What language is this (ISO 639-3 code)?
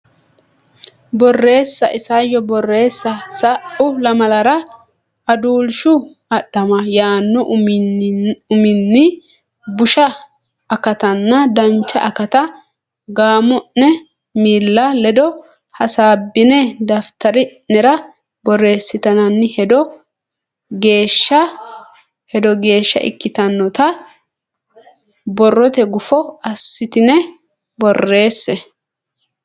sid